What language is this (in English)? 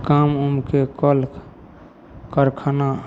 Maithili